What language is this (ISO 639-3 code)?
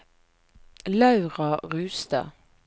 nor